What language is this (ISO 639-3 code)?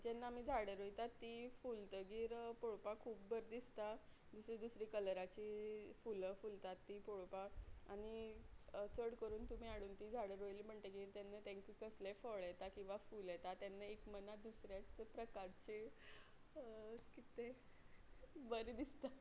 kok